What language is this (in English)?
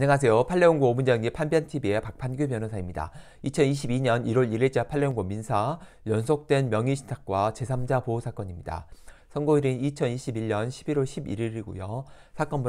Korean